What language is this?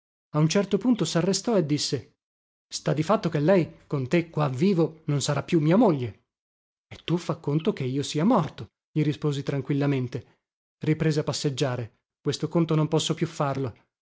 Italian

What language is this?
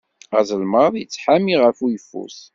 Kabyle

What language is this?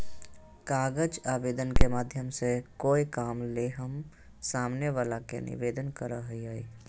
Magahi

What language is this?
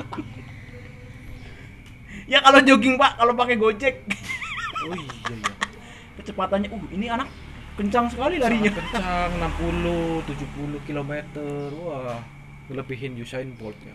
Indonesian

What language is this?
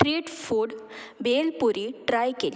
Konkani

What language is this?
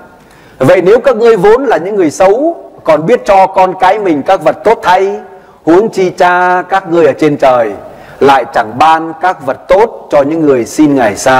Vietnamese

